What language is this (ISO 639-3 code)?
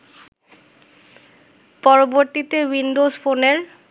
ben